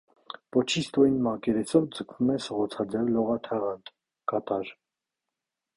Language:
Armenian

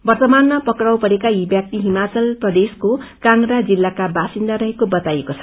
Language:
Nepali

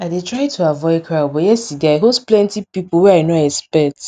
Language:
Nigerian Pidgin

